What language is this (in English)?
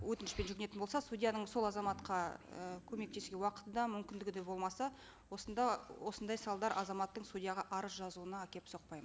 Kazakh